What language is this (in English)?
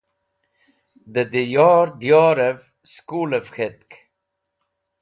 Wakhi